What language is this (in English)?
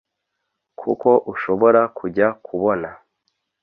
Kinyarwanda